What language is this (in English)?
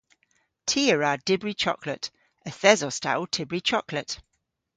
Cornish